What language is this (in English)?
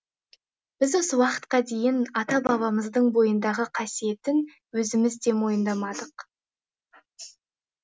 Kazakh